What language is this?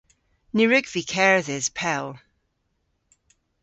Cornish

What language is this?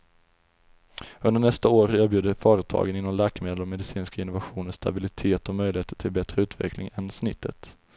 Swedish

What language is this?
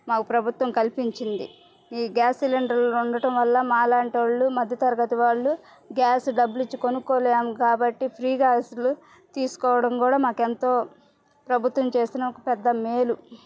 Telugu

